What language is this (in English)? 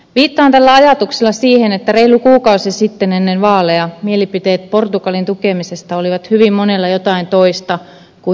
Finnish